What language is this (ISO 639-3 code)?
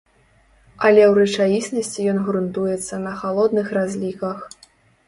bel